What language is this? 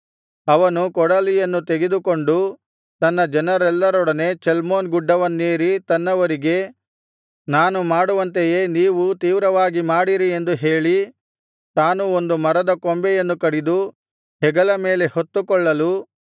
Kannada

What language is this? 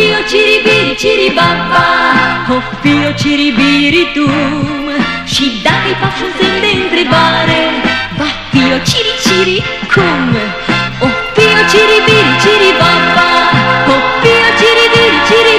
Korean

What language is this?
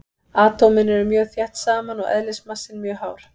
Icelandic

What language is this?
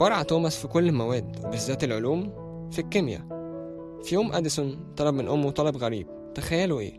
Arabic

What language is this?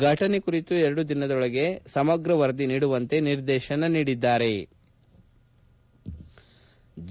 Kannada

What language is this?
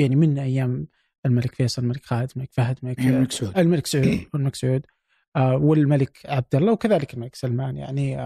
Arabic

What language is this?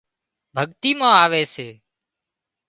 Wadiyara Koli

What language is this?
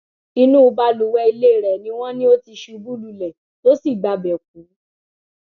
Yoruba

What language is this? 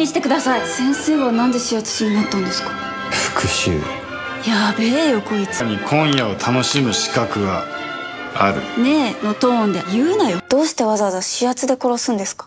Japanese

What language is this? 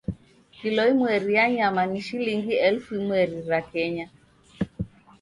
Taita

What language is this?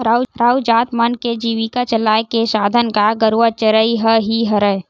Chhattisgarhi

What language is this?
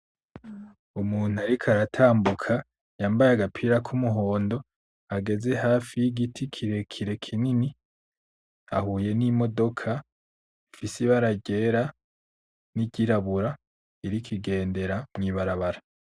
Rundi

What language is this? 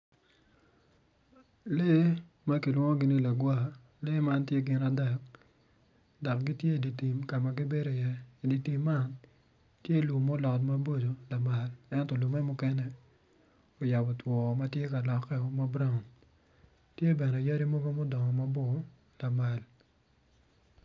Acoli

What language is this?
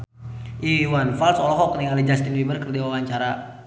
Sundanese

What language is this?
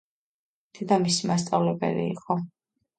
Georgian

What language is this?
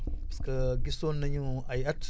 Wolof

